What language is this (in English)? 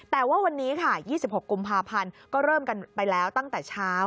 Thai